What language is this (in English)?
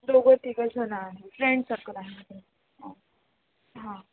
Marathi